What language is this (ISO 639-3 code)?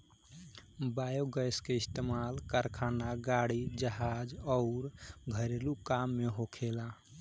bho